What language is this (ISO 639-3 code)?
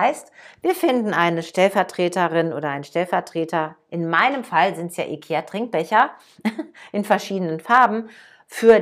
deu